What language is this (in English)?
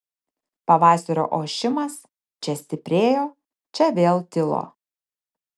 Lithuanian